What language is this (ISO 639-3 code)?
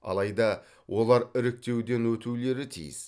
kaz